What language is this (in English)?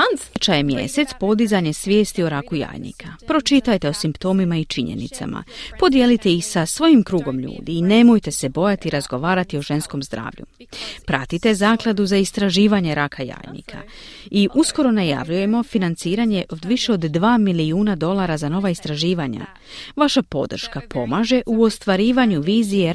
Croatian